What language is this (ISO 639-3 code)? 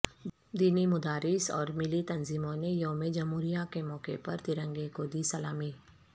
urd